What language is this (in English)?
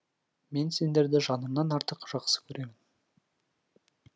Kazakh